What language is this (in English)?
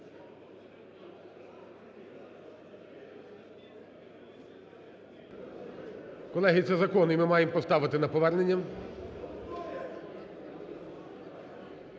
Ukrainian